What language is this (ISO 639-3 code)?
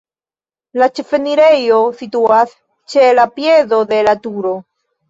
epo